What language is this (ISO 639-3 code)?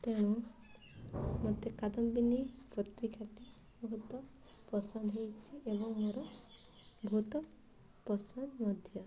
ori